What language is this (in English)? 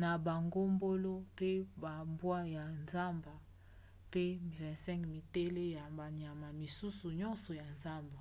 Lingala